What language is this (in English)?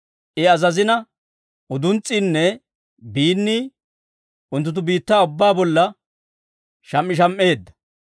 Dawro